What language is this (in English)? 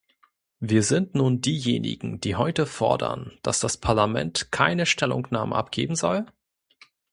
German